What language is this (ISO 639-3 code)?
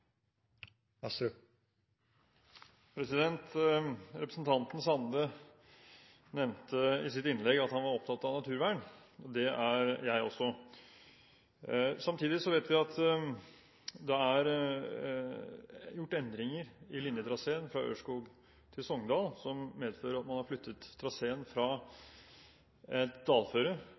nor